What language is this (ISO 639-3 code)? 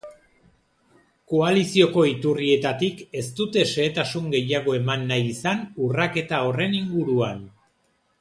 eus